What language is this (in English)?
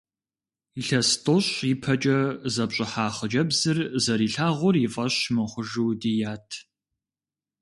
Kabardian